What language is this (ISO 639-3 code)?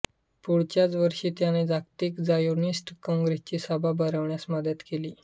mar